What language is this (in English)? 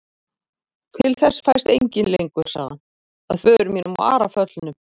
Icelandic